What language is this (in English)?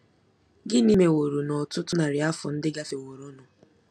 Igbo